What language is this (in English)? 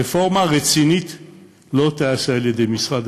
Hebrew